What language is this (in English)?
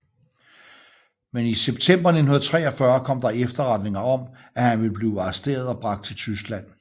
Danish